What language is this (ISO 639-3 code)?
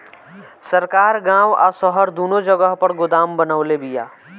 bho